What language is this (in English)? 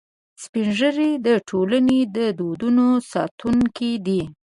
Pashto